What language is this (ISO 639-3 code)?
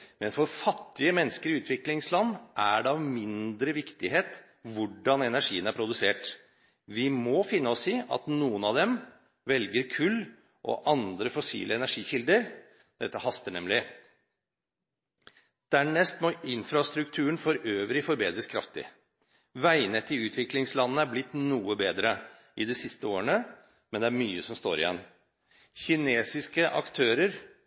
nob